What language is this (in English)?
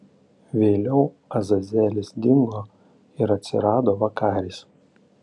Lithuanian